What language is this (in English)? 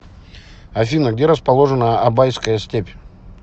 Russian